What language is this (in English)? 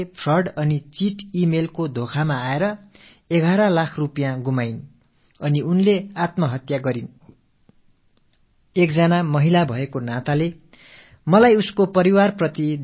Tamil